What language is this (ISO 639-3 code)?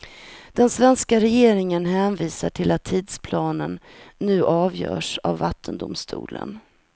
swe